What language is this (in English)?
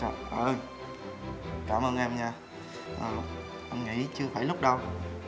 Vietnamese